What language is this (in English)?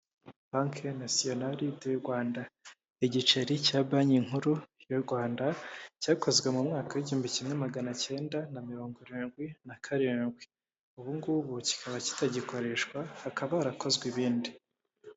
Kinyarwanda